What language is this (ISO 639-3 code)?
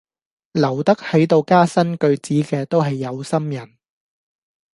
yue